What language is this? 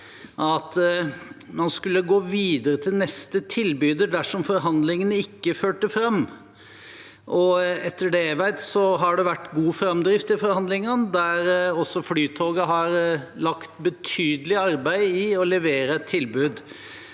Norwegian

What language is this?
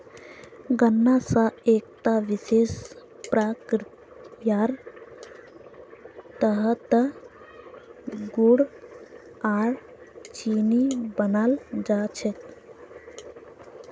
Magahi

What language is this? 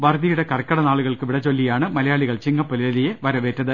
Malayalam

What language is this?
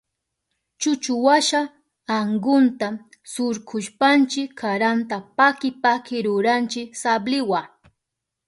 Southern Pastaza Quechua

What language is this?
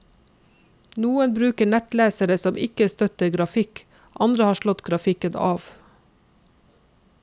Norwegian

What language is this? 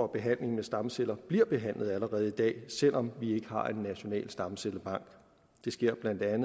Danish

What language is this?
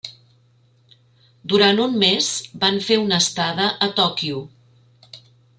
Catalan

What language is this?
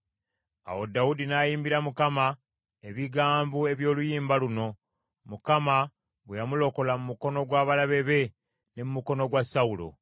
Ganda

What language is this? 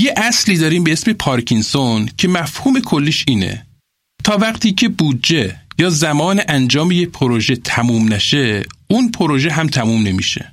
Persian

